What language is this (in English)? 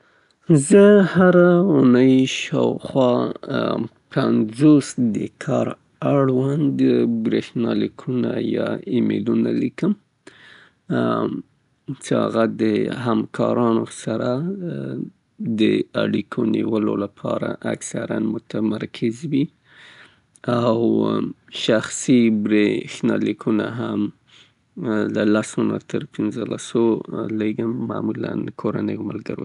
Southern Pashto